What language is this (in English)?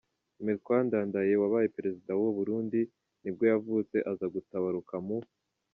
Kinyarwanda